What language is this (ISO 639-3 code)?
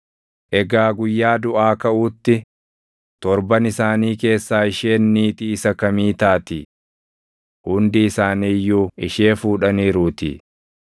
orm